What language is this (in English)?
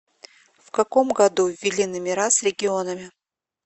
Russian